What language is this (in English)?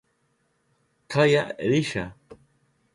Southern Pastaza Quechua